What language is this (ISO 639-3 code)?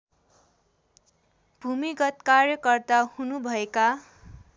nep